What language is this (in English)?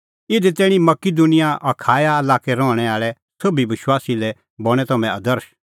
Kullu Pahari